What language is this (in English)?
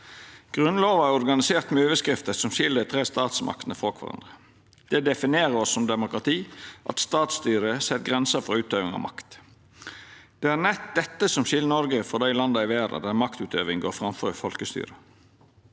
Norwegian